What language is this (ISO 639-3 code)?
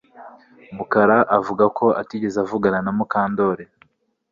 kin